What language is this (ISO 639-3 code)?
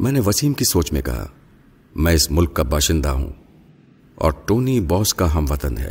urd